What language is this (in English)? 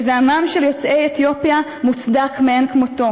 Hebrew